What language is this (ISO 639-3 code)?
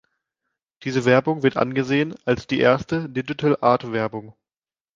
deu